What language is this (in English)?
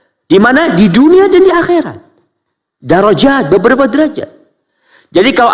Indonesian